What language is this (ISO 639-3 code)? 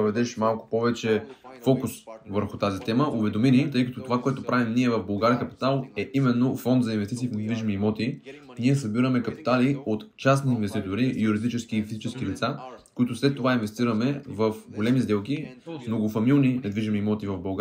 bul